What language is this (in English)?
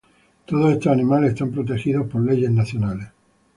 Spanish